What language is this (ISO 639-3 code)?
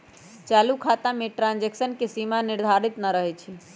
mag